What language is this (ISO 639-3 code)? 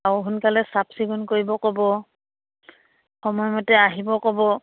asm